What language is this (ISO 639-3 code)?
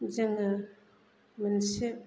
brx